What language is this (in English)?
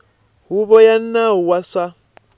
Tsonga